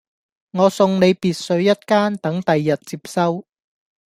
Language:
Cantonese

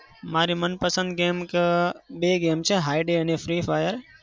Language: Gujarati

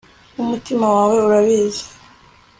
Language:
Kinyarwanda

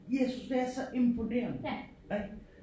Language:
Danish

